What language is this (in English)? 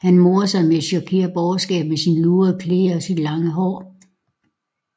Danish